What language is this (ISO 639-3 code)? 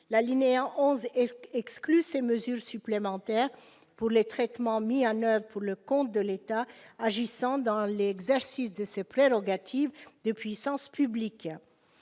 fra